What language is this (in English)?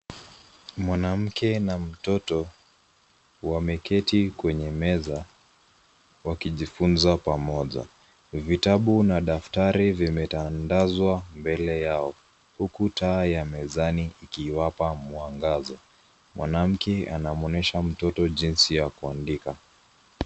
Swahili